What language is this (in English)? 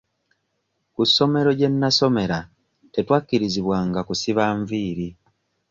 Ganda